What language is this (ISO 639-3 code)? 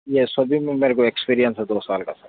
urd